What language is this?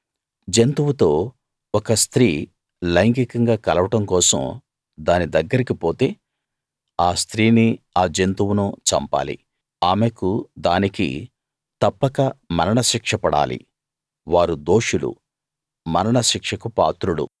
Telugu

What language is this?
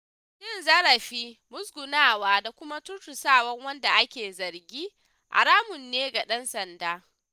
Hausa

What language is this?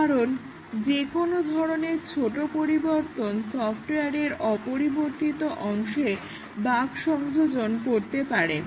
Bangla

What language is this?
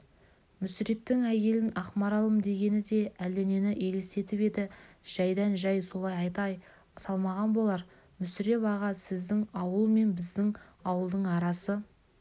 Kazakh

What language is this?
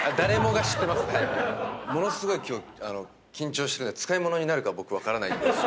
Japanese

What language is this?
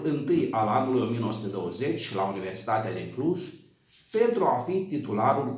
Romanian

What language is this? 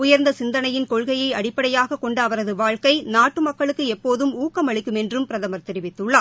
Tamil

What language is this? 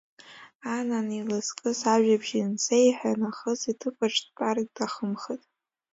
Abkhazian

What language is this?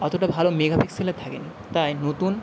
Bangla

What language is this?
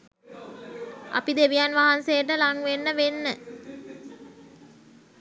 Sinhala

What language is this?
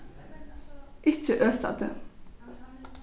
Faroese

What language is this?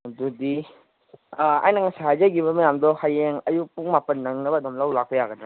Manipuri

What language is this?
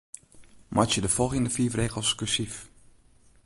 Western Frisian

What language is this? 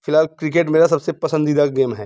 Hindi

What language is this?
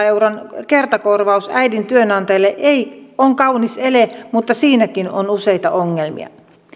Finnish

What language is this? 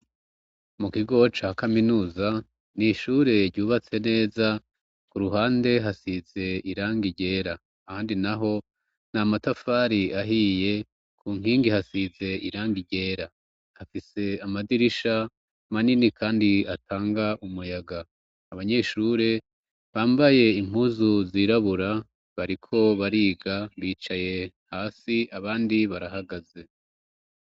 Rundi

